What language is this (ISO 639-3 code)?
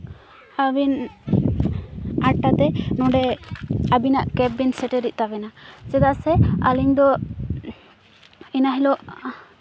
sat